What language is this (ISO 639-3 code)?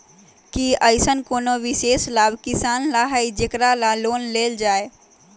mag